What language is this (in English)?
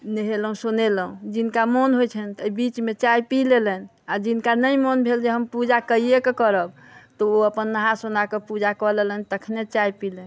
Maithili